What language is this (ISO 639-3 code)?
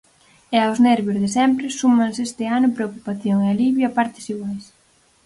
glg